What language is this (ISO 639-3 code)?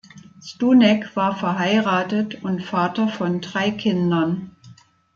deu